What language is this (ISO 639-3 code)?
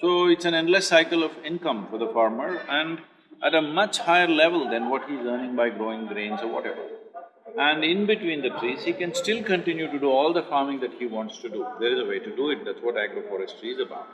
eng